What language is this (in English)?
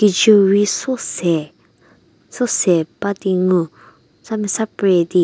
Angami Naga